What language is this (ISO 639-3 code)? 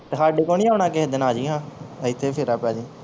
pan